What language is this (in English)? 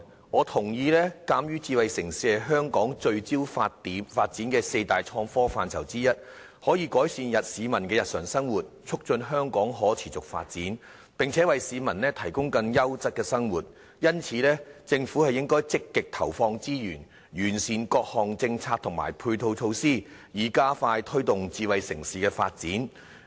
Cantonese